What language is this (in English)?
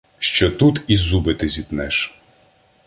Ukrainian